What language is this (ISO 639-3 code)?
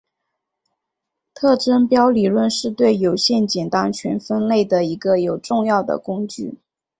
zho